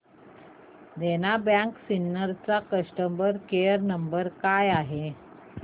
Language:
Marathi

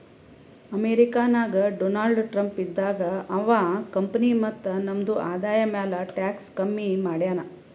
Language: Kannada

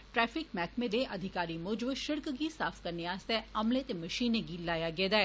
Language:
Dogri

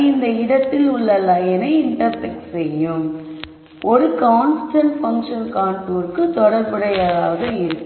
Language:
Tamil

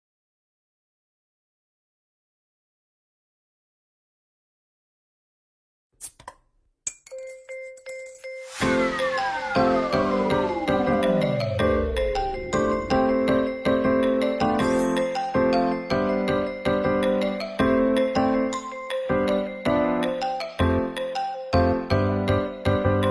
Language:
Vietnamese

